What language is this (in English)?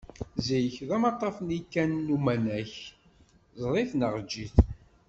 Kabyle